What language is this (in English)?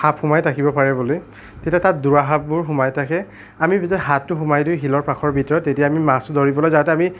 Assamese